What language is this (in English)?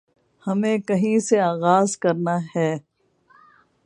Urdu